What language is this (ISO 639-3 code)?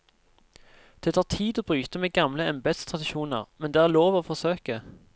nor